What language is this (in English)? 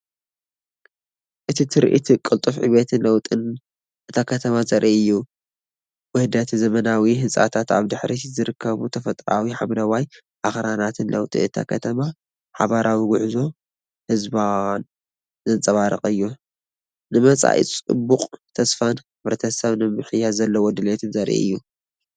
Tigrinya